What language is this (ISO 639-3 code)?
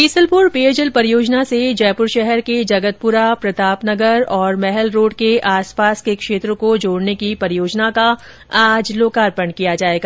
hin